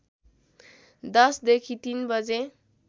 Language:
Nepali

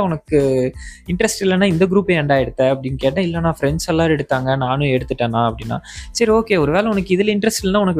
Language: Tamil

